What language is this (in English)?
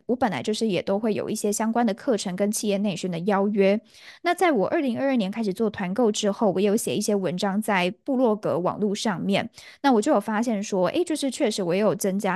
Chinese